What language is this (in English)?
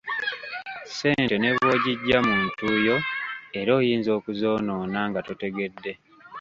Ganda